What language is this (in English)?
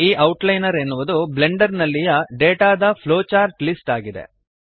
Kannada